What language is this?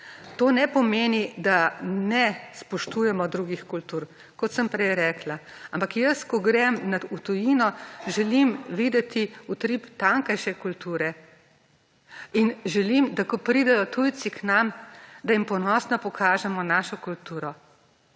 Slovenian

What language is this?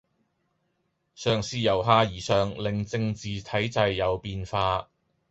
Cantonese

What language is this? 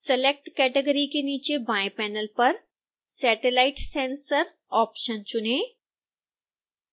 Hindi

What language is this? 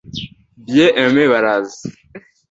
Kinyarwanda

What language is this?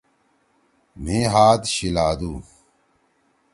Torwali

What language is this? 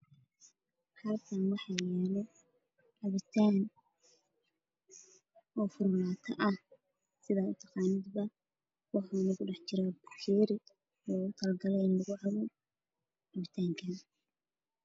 Somali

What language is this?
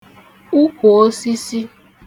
Igbo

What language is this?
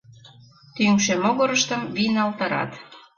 Mari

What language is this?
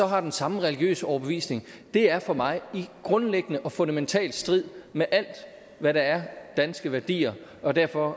Danish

